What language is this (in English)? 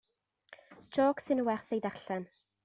Welsh